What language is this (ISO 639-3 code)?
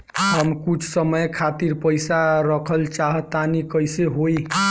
bho